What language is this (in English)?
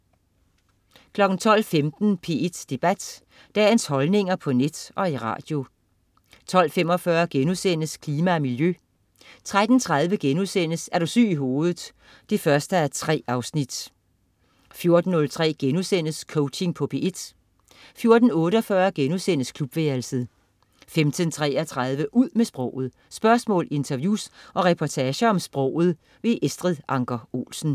Danish